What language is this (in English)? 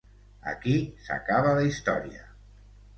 Catalan